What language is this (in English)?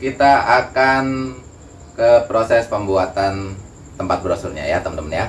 Indonesian